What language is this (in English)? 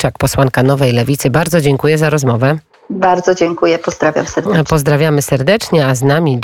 Polish